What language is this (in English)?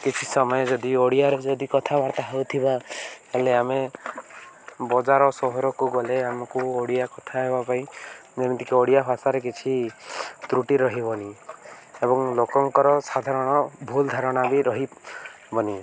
Odia